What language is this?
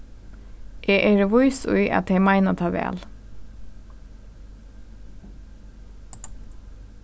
Faroese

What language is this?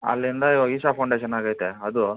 Kannada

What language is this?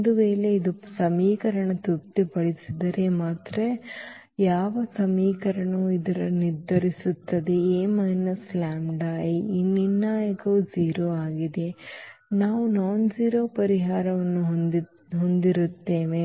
Kannada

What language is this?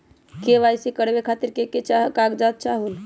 Magahi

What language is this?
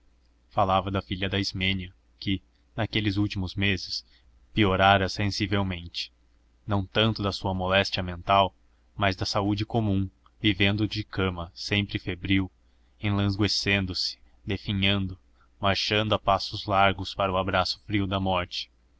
Portuguese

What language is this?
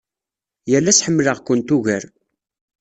Kabyle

